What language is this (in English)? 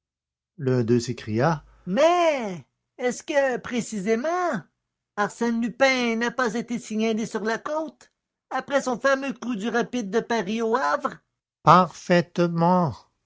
French